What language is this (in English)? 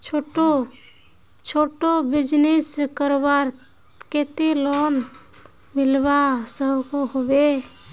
Magahi